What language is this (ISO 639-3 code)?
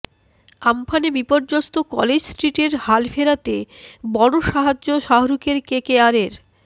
ben